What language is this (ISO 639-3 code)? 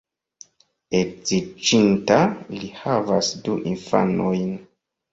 epo